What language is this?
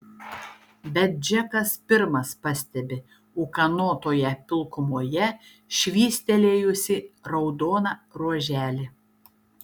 Lithuanian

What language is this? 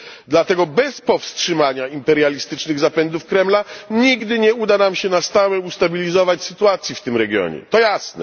Polish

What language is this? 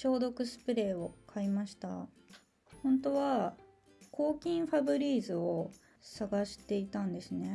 Japanese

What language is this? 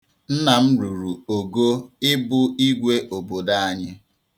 Igbo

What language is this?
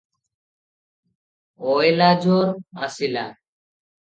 Odia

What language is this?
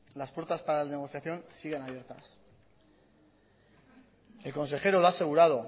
Spanish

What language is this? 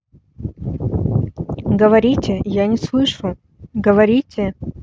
Russian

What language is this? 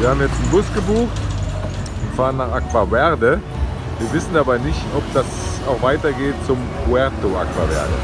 German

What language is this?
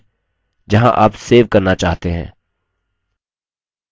Hindi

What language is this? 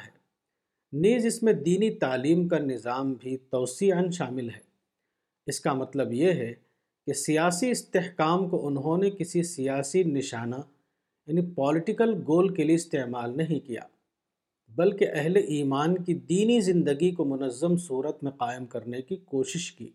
Urdu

